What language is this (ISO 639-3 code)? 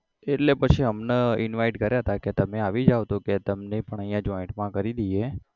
guj